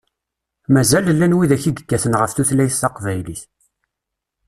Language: Kabyle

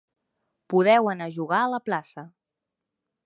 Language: Catalan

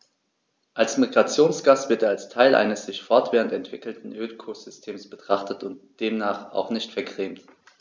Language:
German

